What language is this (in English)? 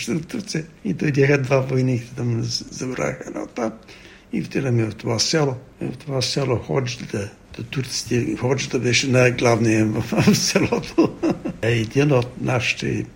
Bulgarian